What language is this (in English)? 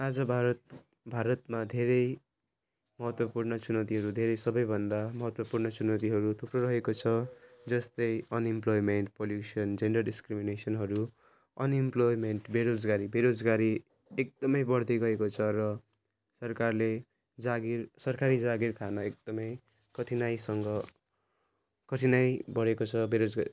Nepali